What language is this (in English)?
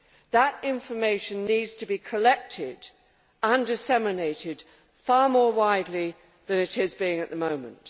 English